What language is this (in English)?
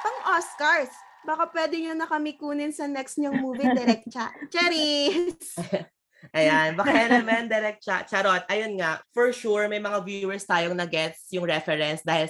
Filipino